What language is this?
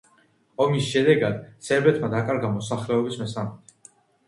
Georgian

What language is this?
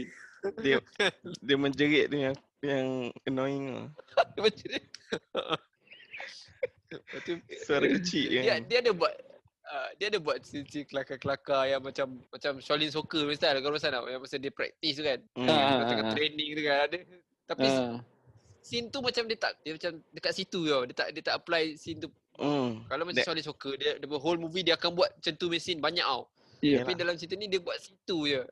Malay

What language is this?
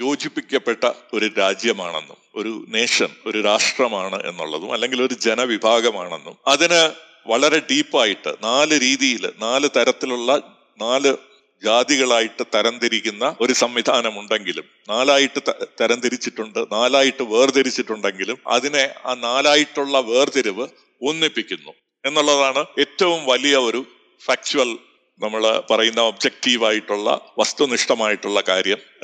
Malayalam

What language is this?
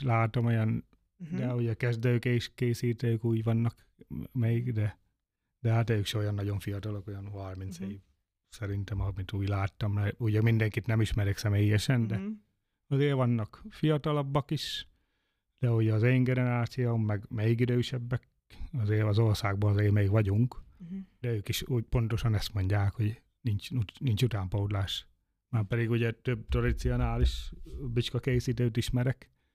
Hungarian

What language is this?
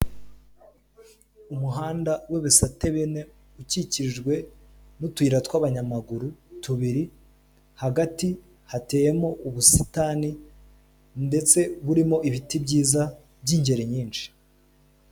Kinyarwanda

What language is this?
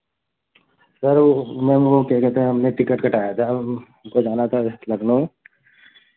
Hindi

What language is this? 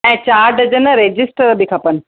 Sindhi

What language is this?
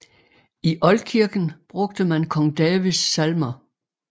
Danish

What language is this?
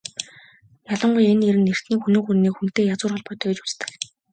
Mongolian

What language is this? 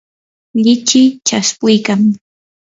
Yanahuanca Pasco Quechua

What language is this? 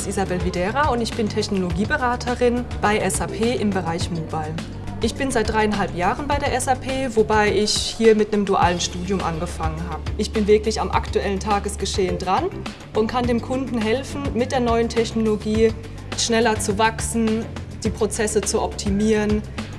German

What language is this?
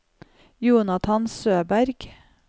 Norwegian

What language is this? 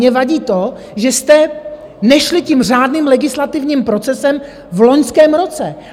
Czech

